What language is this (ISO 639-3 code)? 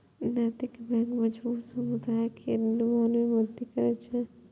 mai